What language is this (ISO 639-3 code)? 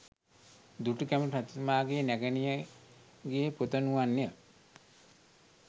sin